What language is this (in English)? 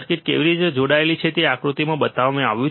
Gujarati